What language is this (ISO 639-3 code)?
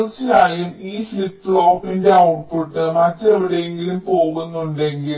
mal